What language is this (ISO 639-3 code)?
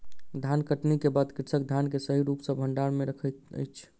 mai